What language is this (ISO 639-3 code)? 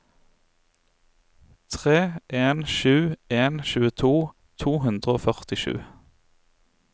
nor